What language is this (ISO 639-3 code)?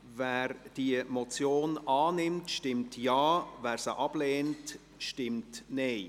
gsw